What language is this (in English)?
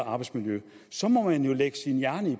Danish